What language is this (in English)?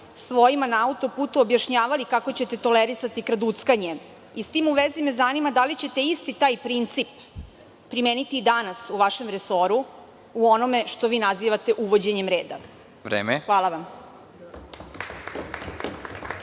Serbian